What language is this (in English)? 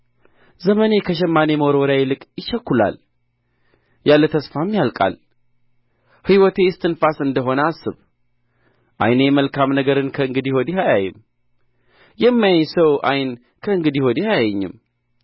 Amharic